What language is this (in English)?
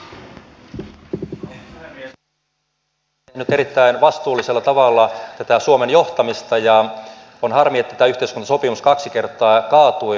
Finnish